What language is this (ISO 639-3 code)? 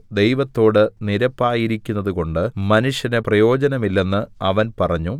mal